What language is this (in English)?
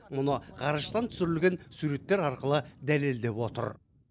Kazakh